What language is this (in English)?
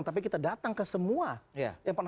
Indonesian